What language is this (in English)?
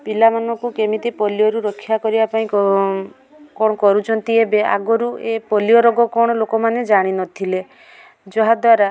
Odia